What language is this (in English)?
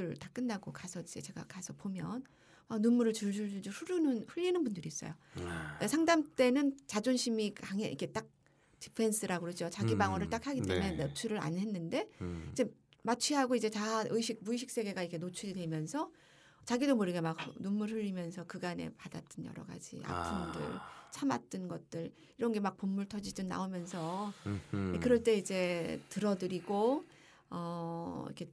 Korean